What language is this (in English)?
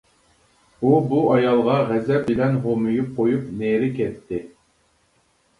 Uyghur